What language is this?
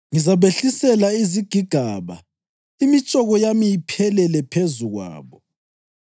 North Ndebele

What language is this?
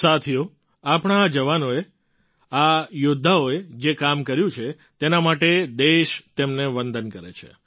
Gujarati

